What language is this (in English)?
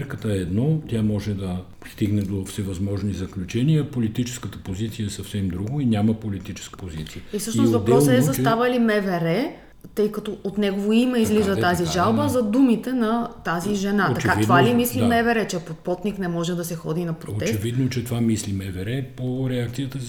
Bulgarian